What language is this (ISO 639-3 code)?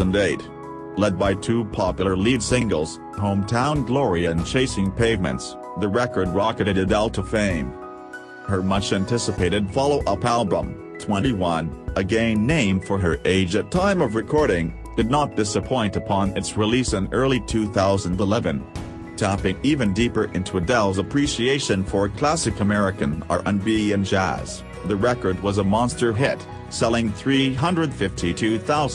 eng